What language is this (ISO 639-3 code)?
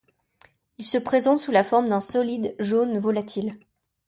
fra